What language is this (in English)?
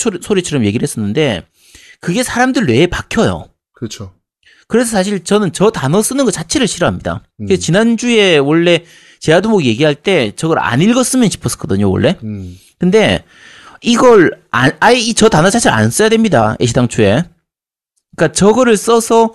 Korean